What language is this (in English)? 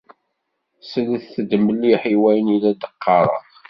Kabyle